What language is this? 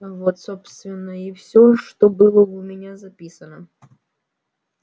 Russian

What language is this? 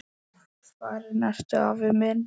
Icelandic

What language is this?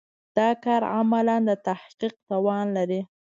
Pashto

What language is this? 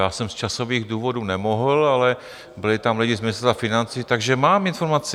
Czech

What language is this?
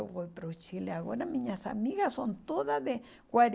Portuguese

